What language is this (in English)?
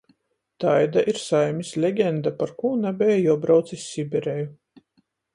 Latgalian